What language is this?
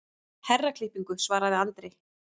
Icelandic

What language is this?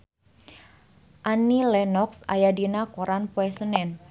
Sundanese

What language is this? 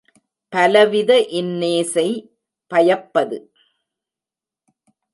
Tamil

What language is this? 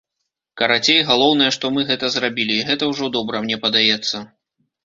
Belarusian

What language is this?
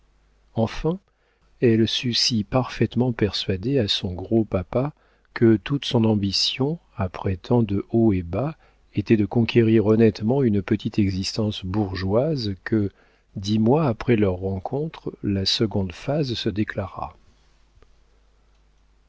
French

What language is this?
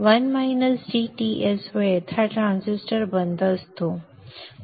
Marathi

